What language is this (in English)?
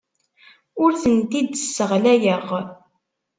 Kabyle